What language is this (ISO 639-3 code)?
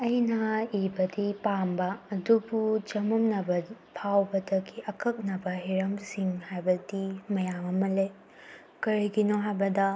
mni